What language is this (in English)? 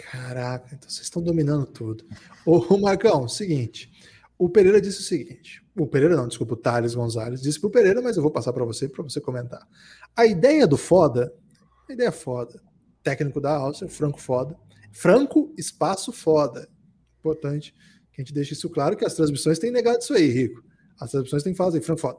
Portuguese